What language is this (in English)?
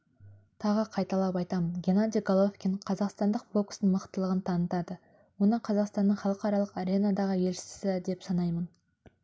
Kazakh